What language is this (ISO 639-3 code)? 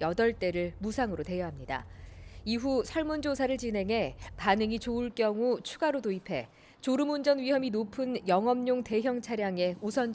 kor